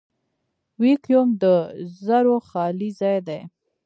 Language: Pashto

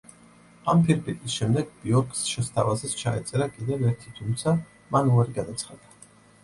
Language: Georgian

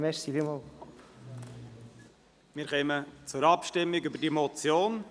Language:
Swiss German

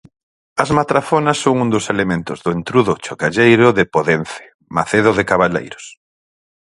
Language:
Galician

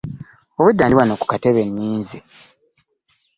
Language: Ganda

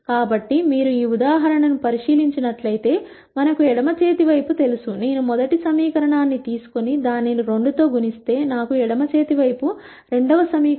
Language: Telugu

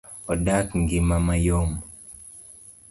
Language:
Luo (Kenya and Tanzania)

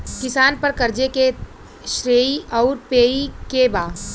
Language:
Bhojpuri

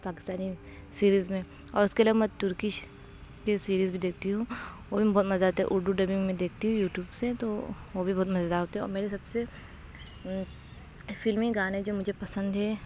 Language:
Urdu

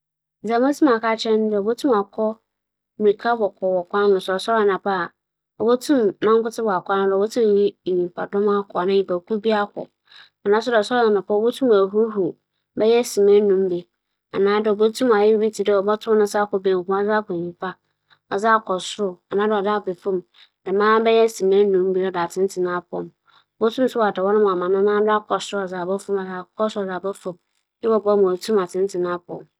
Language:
Akan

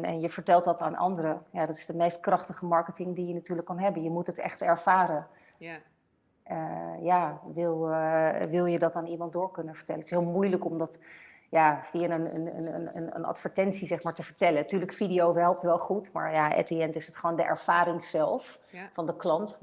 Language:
Dutch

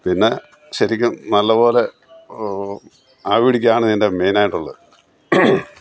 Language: Malayalam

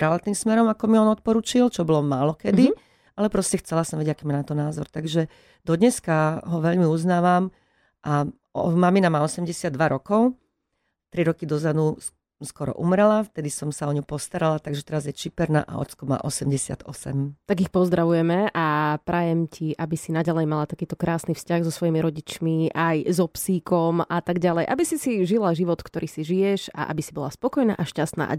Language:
Slovak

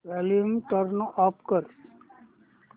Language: Marathi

